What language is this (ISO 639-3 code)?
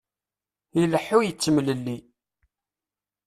kab